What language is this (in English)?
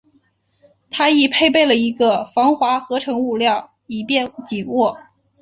Chinese